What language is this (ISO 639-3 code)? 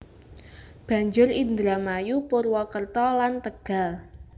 jav